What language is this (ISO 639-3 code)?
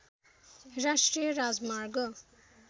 nep